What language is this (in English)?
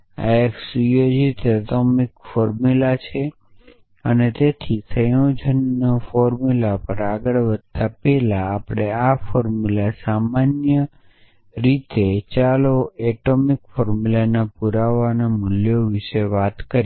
Gujarati